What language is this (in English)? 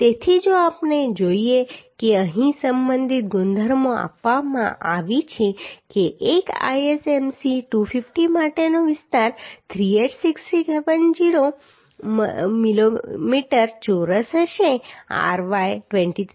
Gujarati